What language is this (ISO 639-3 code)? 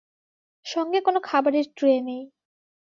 ben